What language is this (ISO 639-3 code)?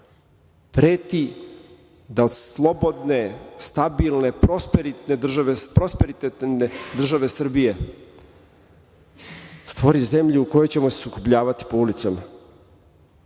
srp